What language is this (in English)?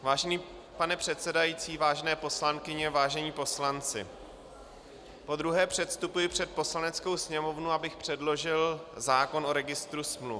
Czech